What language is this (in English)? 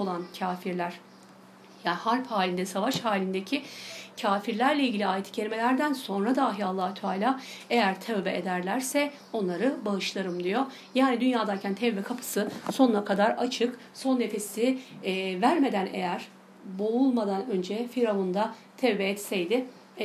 Turkish